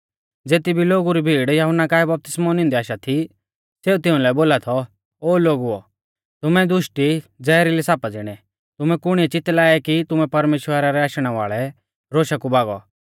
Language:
Mahasu Pahari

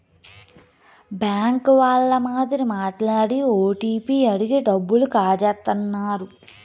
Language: Telugu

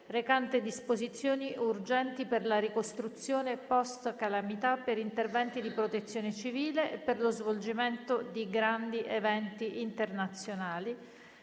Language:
Italian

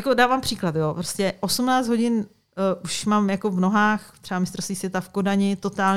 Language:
Czech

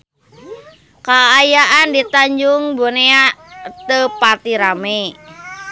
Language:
Sundanese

